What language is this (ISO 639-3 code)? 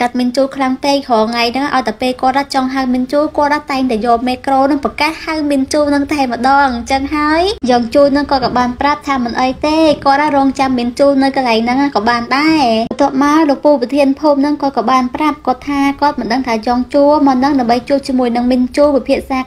vie